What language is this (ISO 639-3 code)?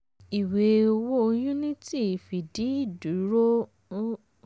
yor